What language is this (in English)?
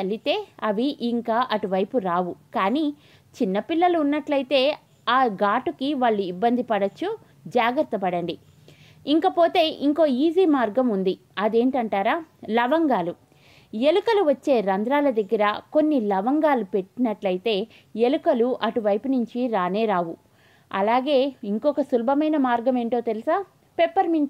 Telugu